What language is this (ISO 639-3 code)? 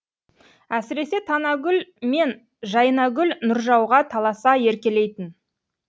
kaz